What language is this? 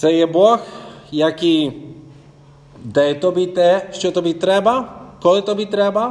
Ukrainian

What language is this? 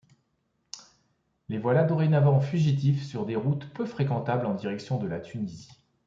French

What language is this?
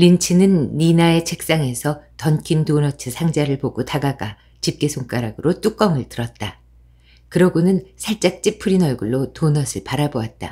Korean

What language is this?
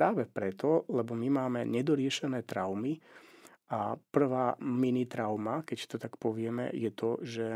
Slovak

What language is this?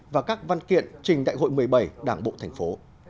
Vietnamese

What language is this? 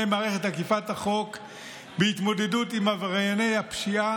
Hebrew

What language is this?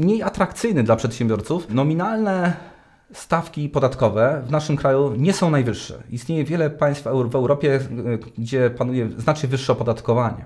Polish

